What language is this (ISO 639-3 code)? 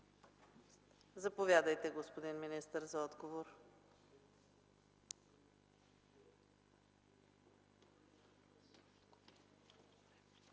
bul